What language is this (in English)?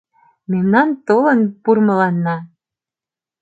Mari